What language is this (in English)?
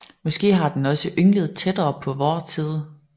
Danish